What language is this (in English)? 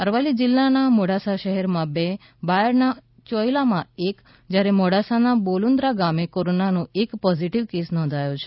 Gujarati